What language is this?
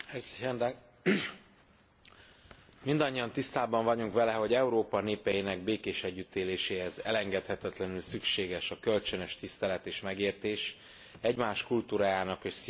Hungarian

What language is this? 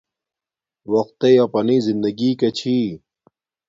Domaaki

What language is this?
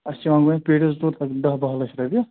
Kashmiri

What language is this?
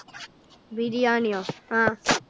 Malayalam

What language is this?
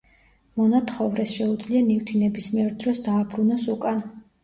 Georgian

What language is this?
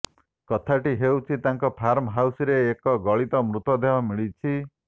Odia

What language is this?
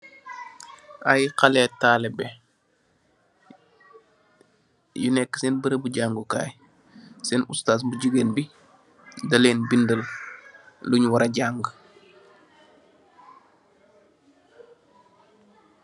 Wolof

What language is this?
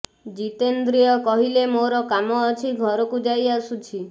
Odia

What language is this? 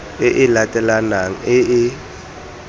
Tswana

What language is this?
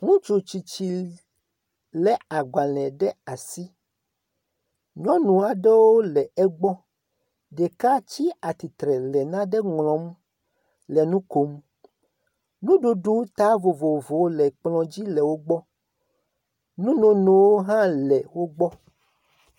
Ewe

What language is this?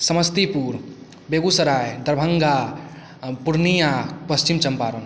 Maithili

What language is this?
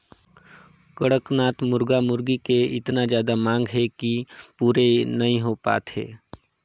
Chhattisgarhi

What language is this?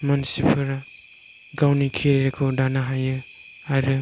Bodo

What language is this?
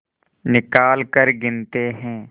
Hindi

